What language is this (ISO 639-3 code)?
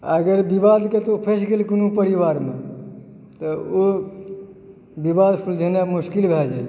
mai